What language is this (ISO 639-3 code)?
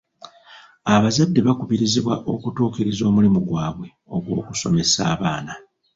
lug